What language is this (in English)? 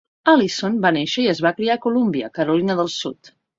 Catalan